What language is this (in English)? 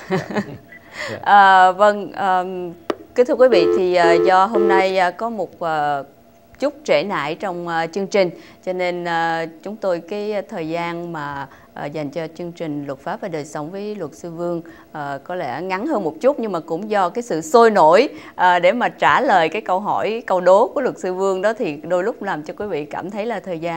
Vietnamese